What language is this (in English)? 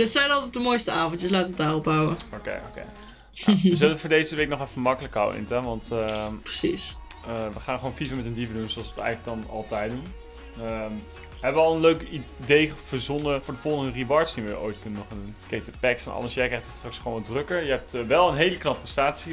Dutch